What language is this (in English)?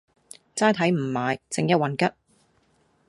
Cantonese